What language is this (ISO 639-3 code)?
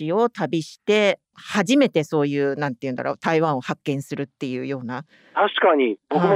jpn